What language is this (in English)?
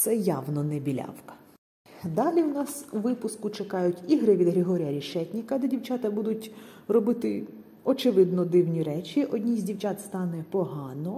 Ukrainian